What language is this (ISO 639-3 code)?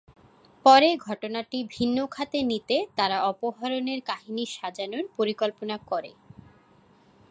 ben